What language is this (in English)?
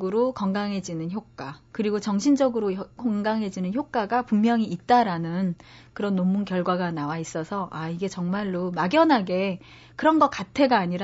Korean